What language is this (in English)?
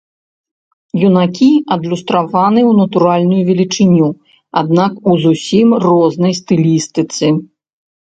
Belarusian